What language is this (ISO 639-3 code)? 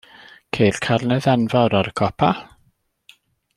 cym